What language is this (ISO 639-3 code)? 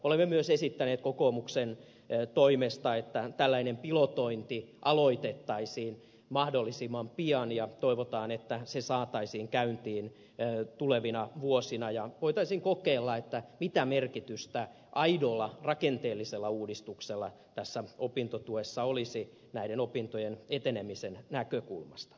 fin